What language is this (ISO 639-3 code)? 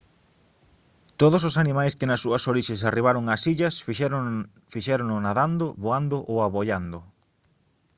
glg